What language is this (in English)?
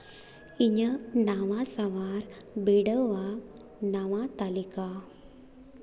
Santali